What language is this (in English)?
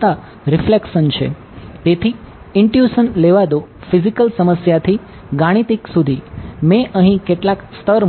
Gujarati